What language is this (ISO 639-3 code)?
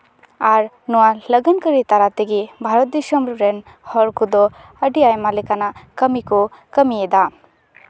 sat